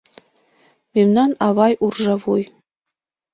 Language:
Mari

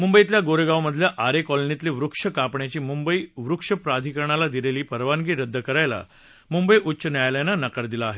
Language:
Marathi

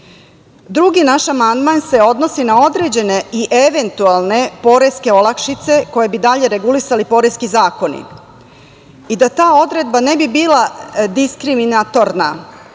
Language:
Serbian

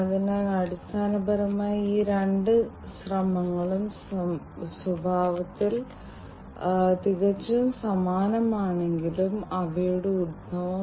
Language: Malayalam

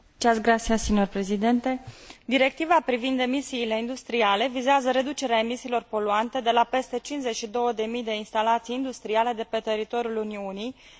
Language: Romanian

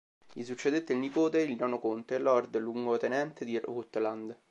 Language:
Italian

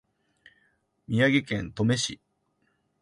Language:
Japanese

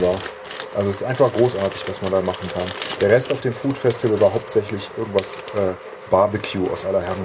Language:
German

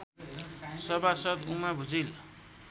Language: Nepali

